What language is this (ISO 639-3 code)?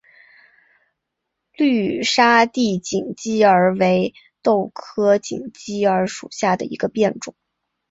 zho